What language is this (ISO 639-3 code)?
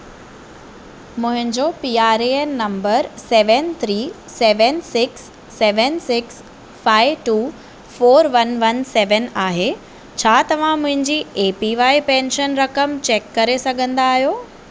snd